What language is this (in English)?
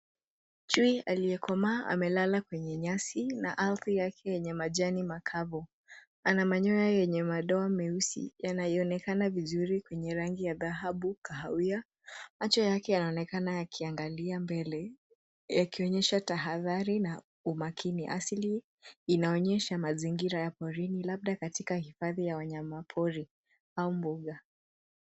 Swahili